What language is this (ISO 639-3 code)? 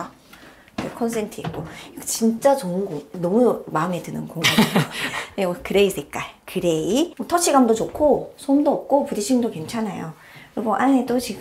kor